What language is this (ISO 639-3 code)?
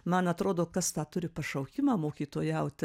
lit